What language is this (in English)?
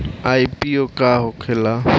Bhojpuri